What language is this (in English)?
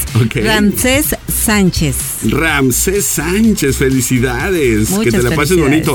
Spanish